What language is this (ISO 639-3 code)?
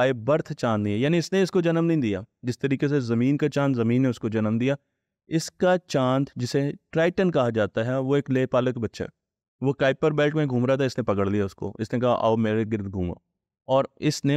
hin